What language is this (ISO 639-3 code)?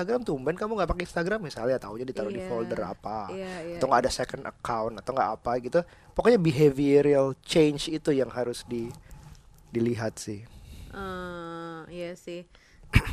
ind